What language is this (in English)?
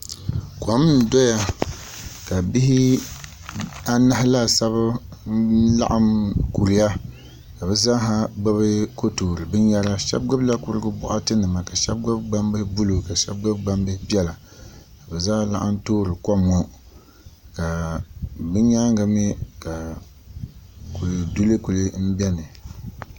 Dagbani